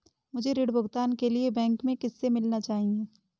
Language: Hindi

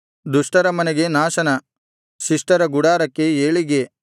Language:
Kannada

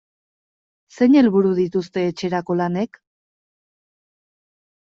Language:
Basque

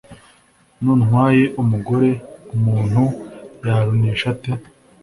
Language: Kinyarwanda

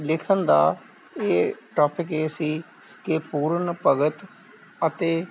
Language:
Punjabi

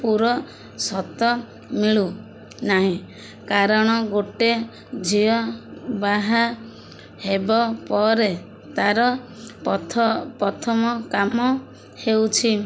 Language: Odia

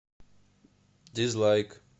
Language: Russian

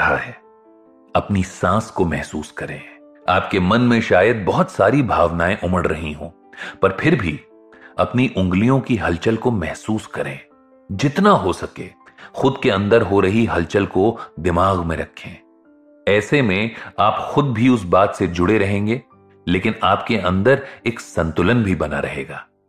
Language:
Hindi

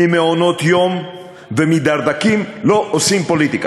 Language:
Hebrew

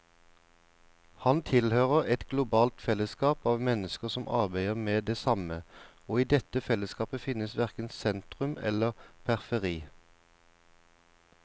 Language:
Norwegian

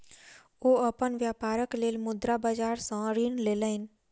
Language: Maithili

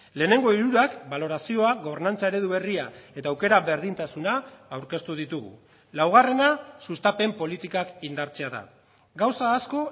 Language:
Basque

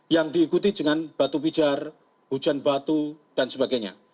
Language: Indonesian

